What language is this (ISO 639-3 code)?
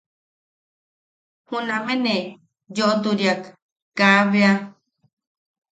yaq